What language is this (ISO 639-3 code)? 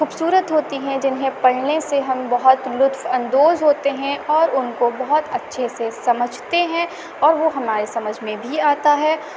urd